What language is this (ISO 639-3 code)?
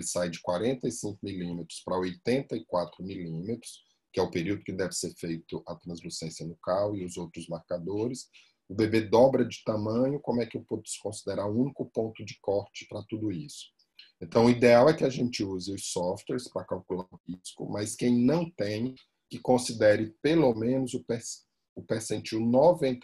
por